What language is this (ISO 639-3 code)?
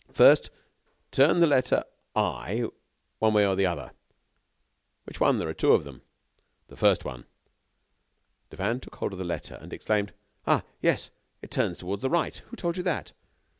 eng